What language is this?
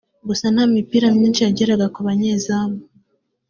Kinyarwanda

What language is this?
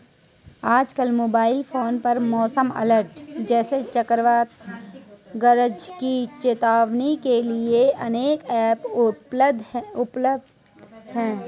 Hindi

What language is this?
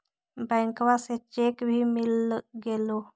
Magahi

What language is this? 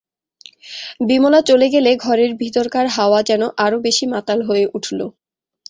Bangla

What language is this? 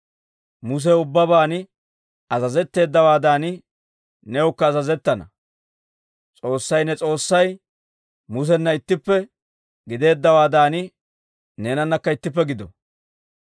Dawro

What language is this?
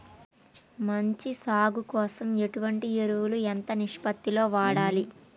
Telugu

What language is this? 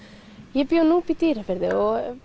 Icelandic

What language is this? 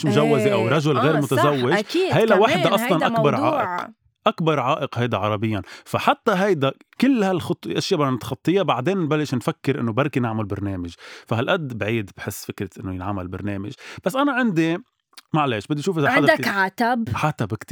Arabic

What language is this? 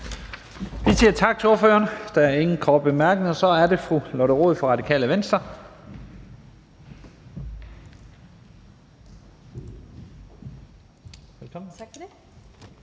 Danish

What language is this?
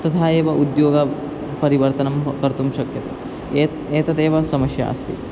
Sanskrit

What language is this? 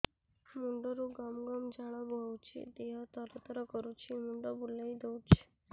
Odia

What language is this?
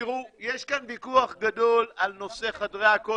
Hebrew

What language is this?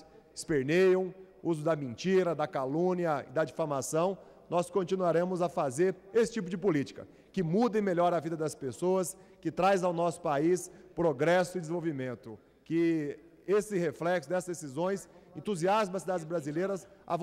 Portuguese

